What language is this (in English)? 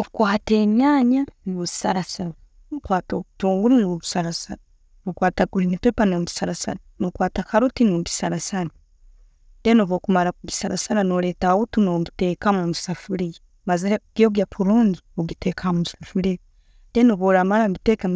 Tooro